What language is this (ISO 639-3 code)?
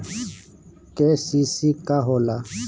bho